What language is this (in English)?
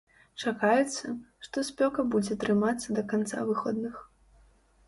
Belarusian